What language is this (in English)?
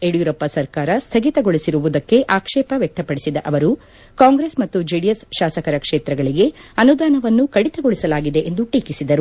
Kannada